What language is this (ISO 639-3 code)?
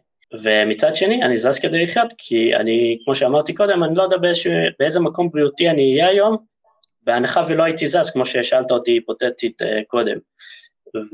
heb